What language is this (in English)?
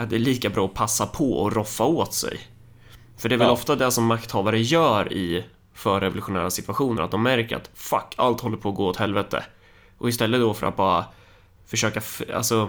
Swedish